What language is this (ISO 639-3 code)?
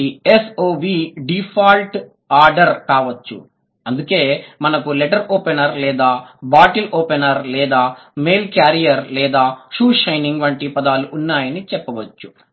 tel